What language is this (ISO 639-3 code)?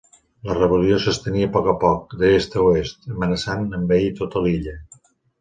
cat